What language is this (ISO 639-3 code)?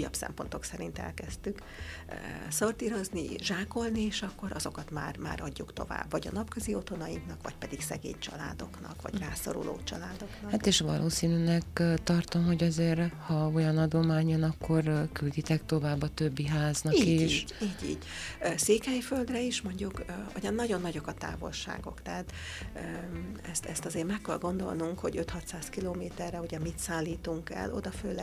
hun